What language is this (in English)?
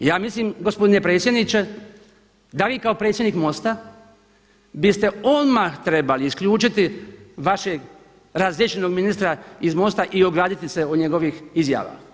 Croatian